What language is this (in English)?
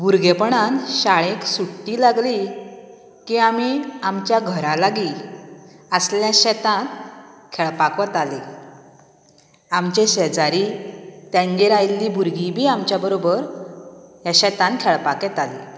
Konkani